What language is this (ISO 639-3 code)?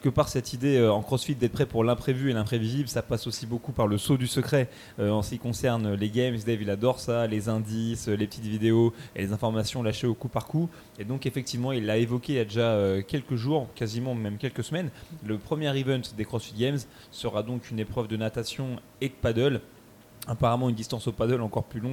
fra